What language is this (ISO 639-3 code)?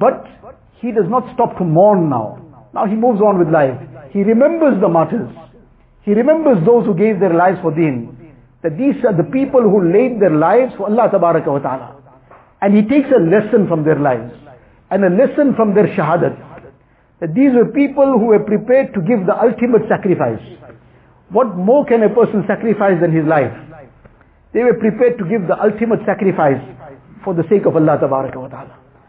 eng